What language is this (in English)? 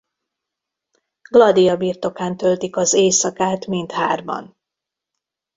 Hungarian